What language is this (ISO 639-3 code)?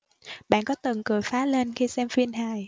vie